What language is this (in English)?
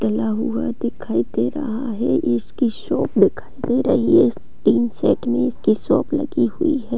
Hindi